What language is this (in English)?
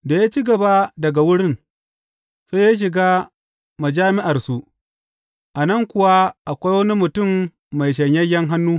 Hausa